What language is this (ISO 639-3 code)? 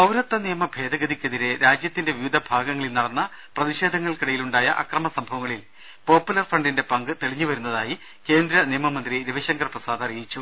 mal